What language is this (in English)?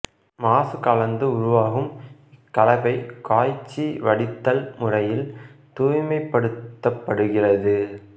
Tamil